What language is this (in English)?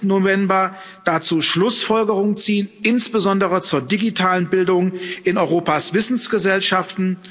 German